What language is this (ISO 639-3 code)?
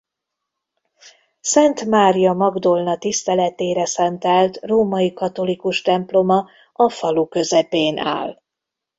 hun